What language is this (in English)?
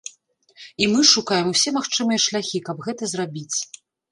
Belarusian